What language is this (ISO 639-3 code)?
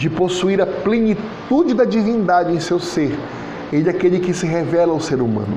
por